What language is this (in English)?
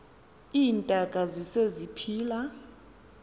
Xhosa